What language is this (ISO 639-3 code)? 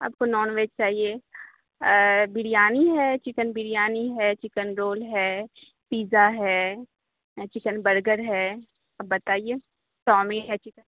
urd